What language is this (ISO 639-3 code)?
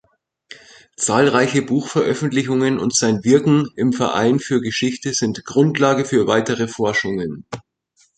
deu